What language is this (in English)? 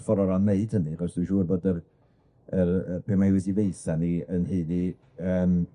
Welsh